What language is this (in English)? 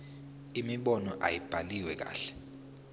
Zulu